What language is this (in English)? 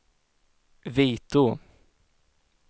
Swedish